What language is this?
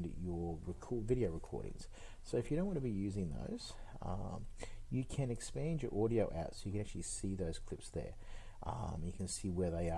English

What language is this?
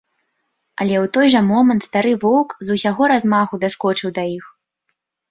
Belarusian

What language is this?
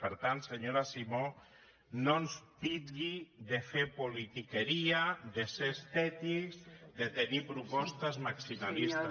Catalan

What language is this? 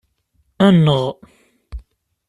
Kabyle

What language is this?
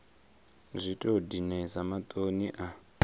Venda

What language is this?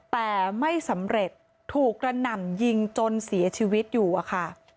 Thai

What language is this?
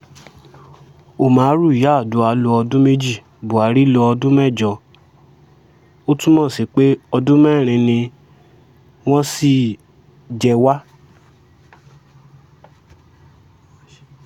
Yoruba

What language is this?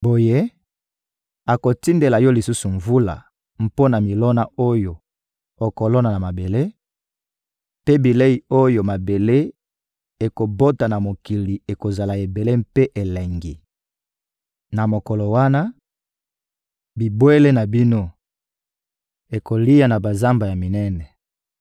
Lingala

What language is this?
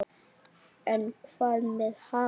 Icelandic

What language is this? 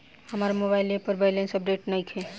Bhojpuri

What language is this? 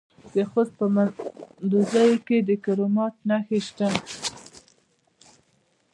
Pashto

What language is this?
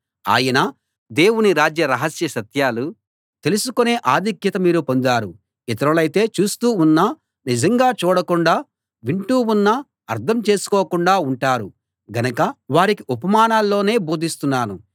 Telugu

